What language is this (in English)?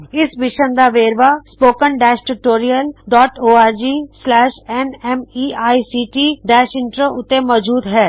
Punjabi